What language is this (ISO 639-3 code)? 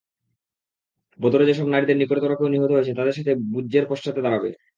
ben